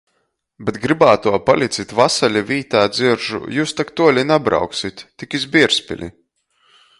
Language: Latgalian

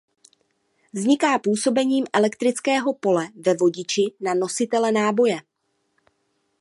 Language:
Czech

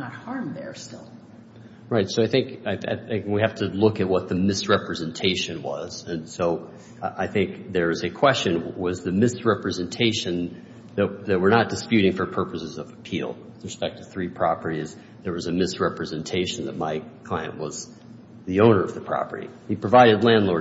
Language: English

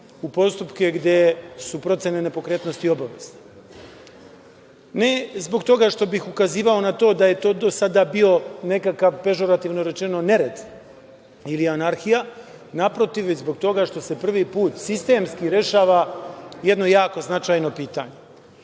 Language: Serbian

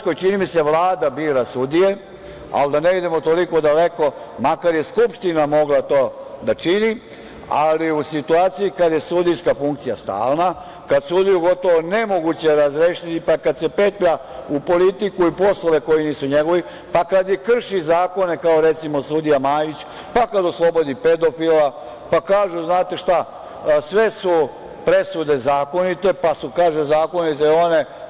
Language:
Serbian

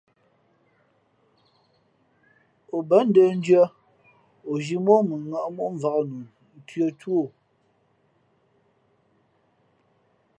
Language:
Fe'fe'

